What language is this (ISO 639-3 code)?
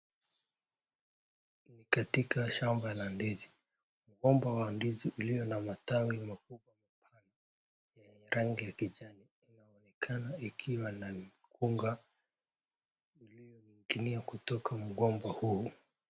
swa